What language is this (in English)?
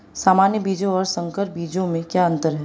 Hindi